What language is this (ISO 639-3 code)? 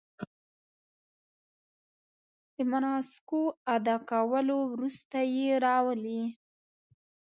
pus